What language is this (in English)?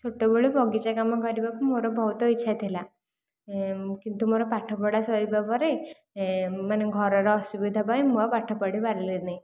Odia